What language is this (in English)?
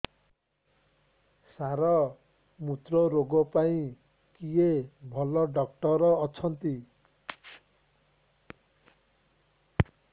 Odia